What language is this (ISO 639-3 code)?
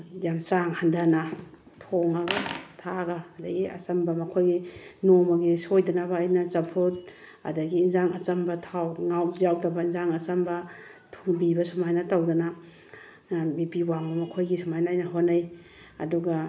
mni